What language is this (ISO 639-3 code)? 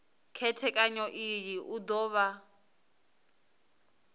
ven